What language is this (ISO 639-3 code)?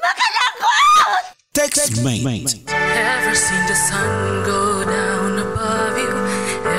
fil